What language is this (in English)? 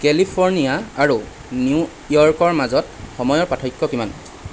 Assamese